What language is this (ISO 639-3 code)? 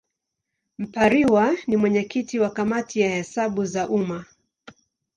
swa